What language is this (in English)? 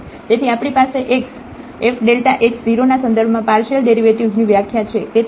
Gujarati